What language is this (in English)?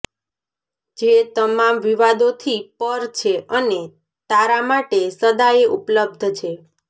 Gujarati